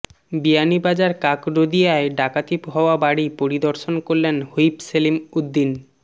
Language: Bangla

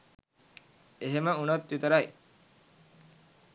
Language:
Sinhala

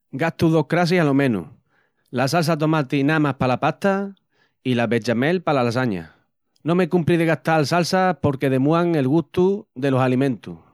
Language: Extremaduran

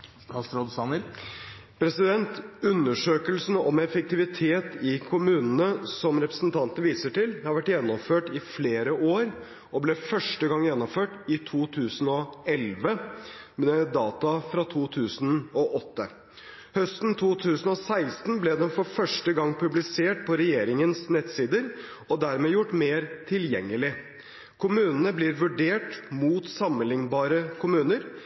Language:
Norwegian Bokmål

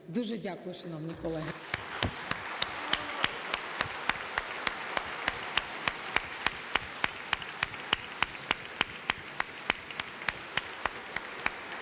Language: Ukrainian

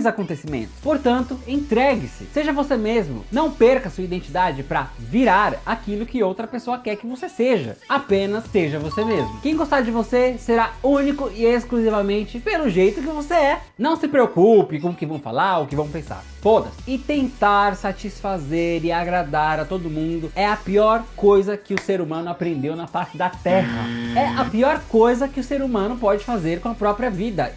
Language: Portuguese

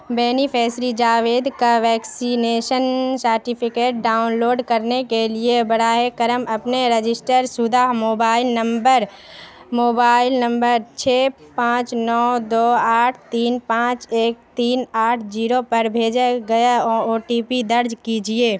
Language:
Urdu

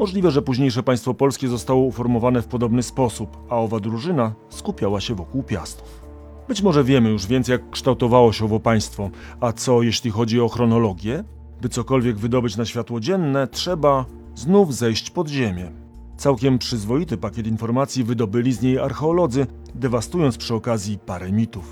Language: Polish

